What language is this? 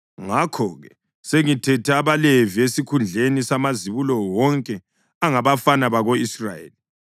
North Ndebele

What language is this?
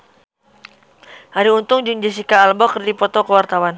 Sundanese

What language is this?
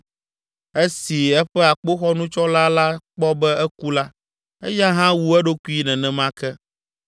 Ewe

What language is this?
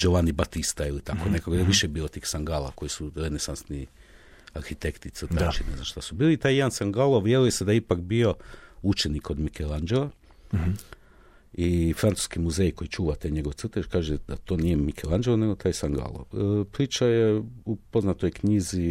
Croatian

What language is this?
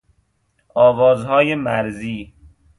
Persian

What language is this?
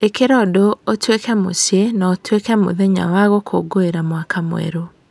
Kikuyu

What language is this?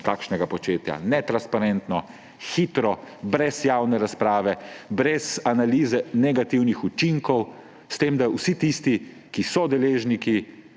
Slovenian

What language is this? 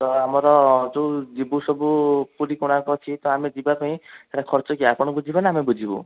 Odia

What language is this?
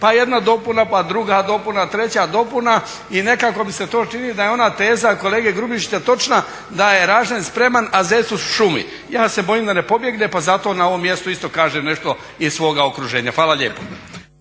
Croatian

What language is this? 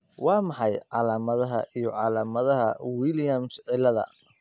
Somali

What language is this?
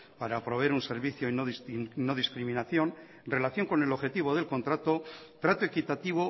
Spanish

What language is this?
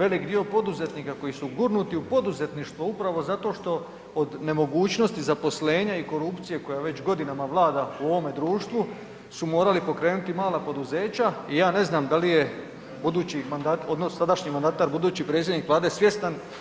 Croatian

